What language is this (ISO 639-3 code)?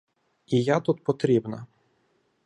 ukr